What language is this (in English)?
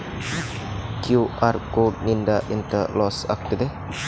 Kannada